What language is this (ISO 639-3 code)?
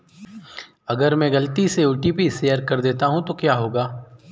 hin